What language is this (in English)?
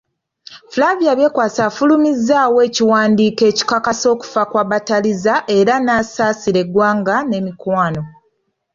Ganda